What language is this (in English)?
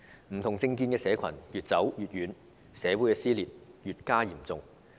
Cantonese